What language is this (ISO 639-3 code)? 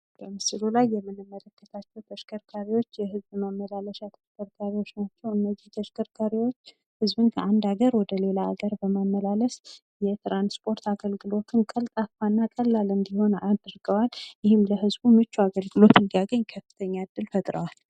amh